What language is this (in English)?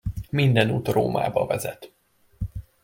Hungarian